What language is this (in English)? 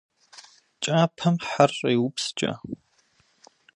Kabardian